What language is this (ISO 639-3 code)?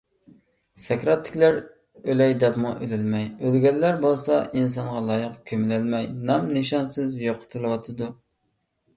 uig